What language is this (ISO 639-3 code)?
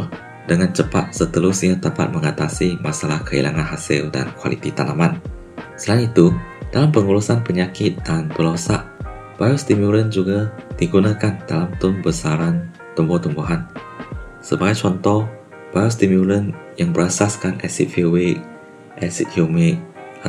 msa